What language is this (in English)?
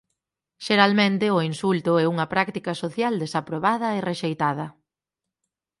Galician